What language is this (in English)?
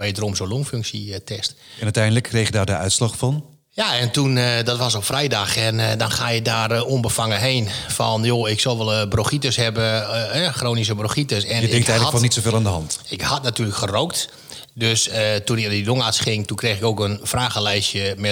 Dutch